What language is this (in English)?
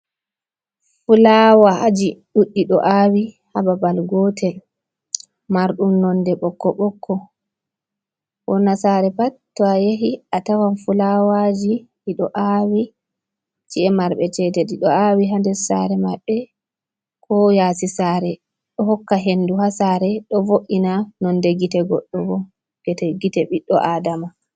Fula